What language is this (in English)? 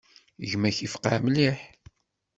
Kabyle